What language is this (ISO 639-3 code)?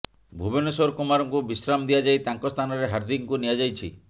ori